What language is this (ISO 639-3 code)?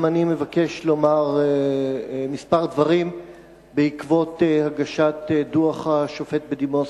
heb